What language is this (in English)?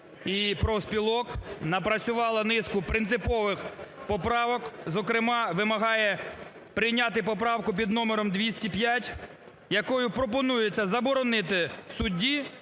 Ukrainian